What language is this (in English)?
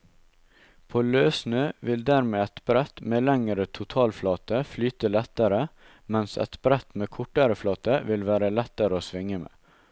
Norwegian